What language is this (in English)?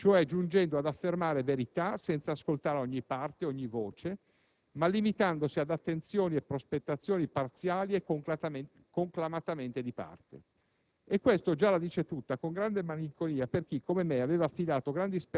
Italian